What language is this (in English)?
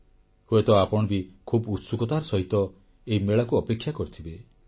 Odia